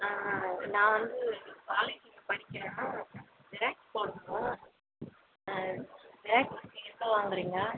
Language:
Tamil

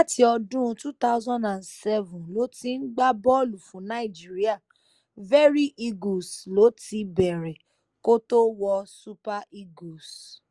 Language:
Yoruba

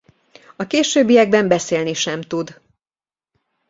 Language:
Hungarian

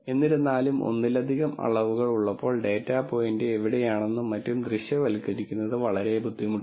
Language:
Malayalam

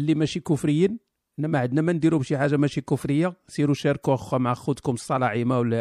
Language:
Arabic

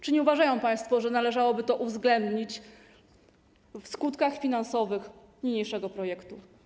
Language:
Polish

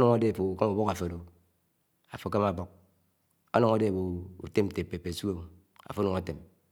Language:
Anaang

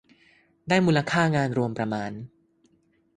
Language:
Thai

